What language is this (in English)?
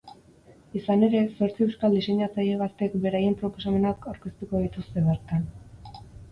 Basque